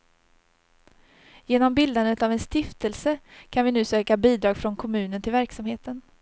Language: Swedish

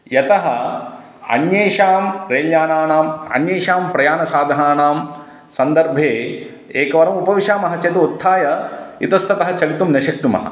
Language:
Sanskrit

